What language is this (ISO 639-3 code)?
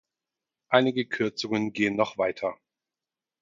deu